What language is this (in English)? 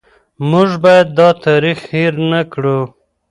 Pashto